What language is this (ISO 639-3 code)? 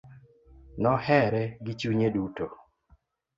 luo